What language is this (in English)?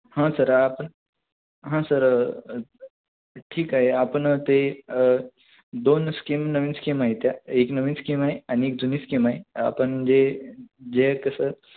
Marathi